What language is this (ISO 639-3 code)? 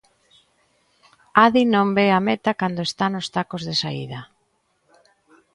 glg